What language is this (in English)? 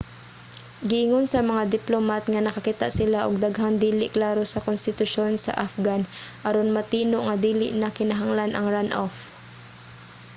Cebuano